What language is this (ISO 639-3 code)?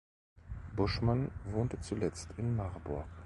deu